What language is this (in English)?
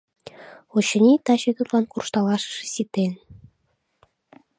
Mari